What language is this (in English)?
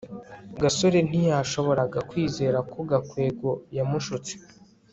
Kinyarwanda